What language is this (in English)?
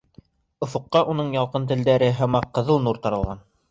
Bashkir